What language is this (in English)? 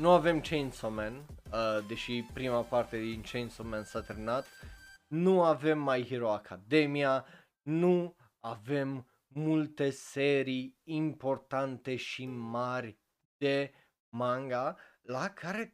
Romanian